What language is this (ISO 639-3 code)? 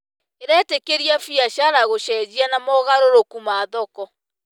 kik